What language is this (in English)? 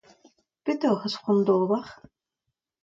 Breton